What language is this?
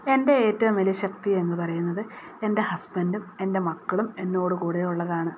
Malayalam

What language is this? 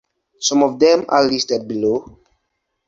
English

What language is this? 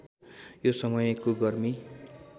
Nepali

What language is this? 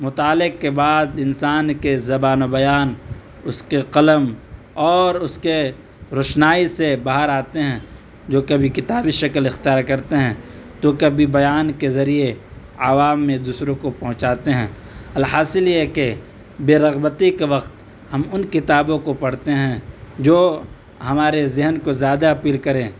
Urdu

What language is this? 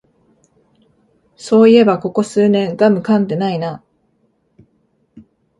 Japanese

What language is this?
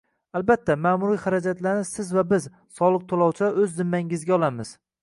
Uzbek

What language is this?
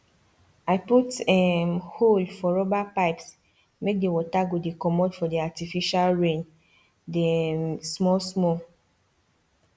Nigerian Pidgin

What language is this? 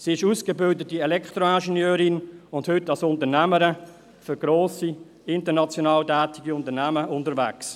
Swiss German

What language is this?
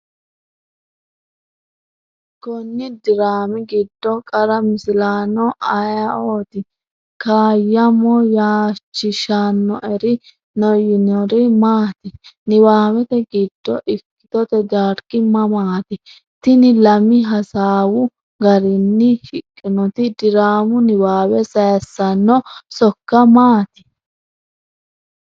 Sidamo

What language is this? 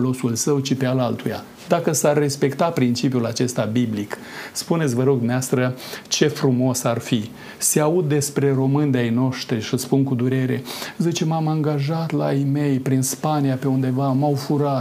Romanian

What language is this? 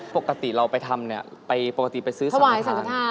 Thai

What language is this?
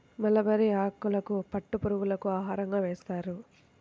Telugu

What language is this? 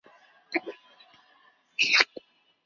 Chinese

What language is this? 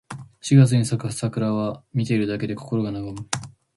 Japanese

